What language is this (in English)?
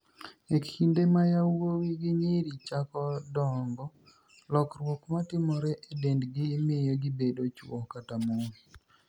Luo (Kenya and Tanzania)